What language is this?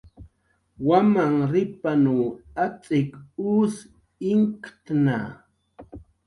Jaqaru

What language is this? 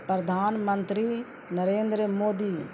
Urdu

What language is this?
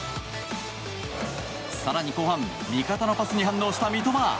Japanese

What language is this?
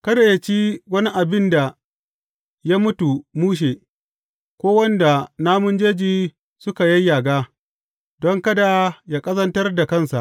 Hausa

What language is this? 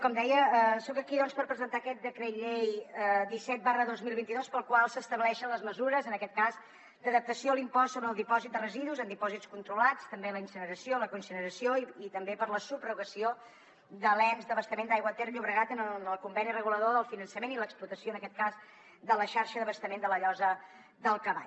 Catalan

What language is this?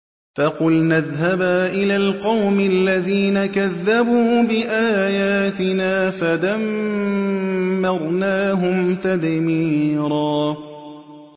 Arabic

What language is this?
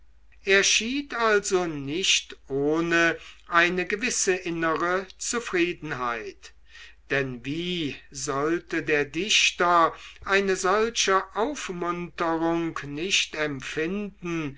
German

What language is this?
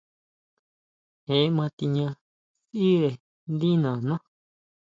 Huautla Mazatec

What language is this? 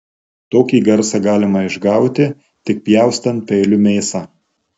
Lithuanian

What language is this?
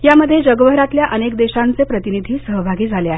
Marathi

